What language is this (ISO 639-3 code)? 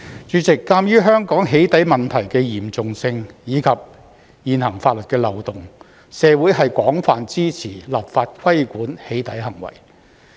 yue